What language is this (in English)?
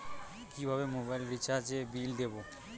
Bangla